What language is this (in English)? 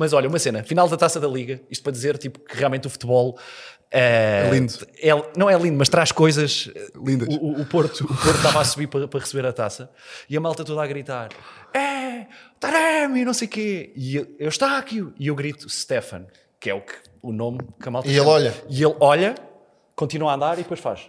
Portuguese